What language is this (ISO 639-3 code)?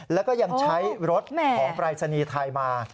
tha